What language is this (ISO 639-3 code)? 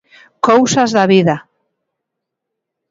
glg